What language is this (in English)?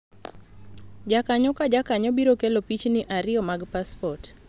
Luo (Kenya and Tanzania)